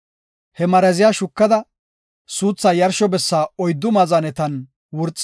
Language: Gofa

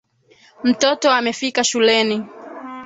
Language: Swahili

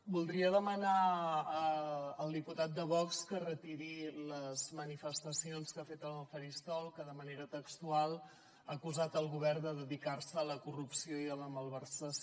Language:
Catalan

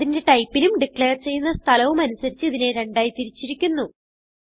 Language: Malayalam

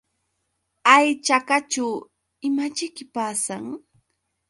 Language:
Yauyos Quechua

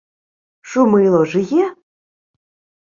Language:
Ukrainian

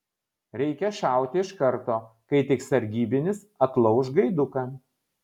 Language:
Lithuanian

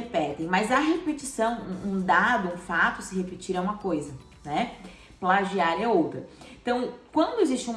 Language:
Portuguese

